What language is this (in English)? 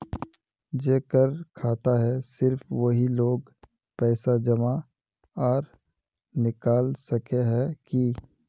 Magahi